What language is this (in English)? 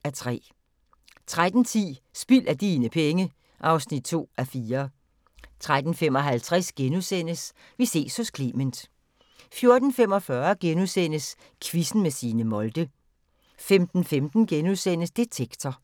Danish